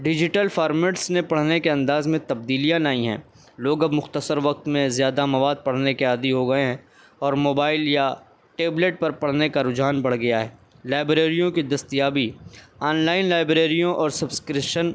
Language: Urdu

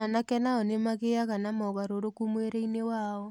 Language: Kikuyu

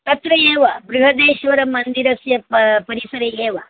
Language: Sanskrit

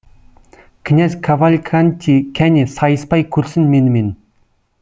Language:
Kazakh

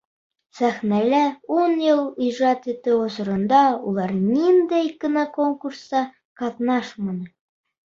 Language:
Bashkir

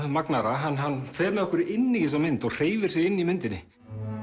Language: Icelandic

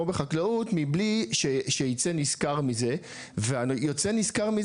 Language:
Hebrew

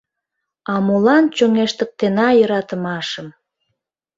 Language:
Mari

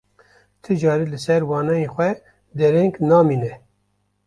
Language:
Kurdish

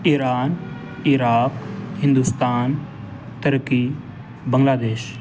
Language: Urdu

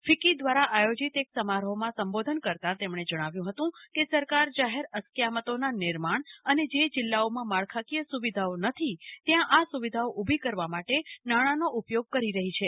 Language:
Gujarati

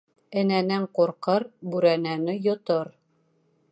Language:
Bashkir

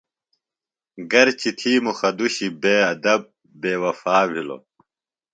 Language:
Phalura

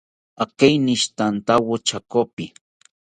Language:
South Ucayali Ashéninka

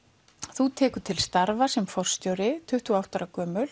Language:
Icelandic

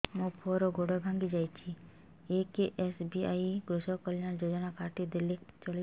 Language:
Odia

